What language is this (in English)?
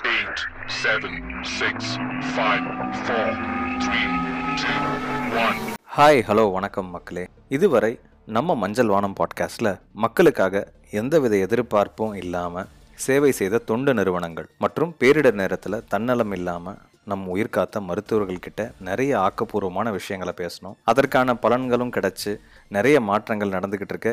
Tamil